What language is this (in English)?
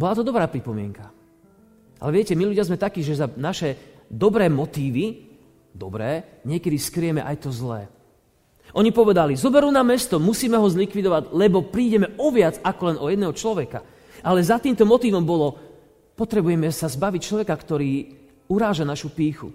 Slovak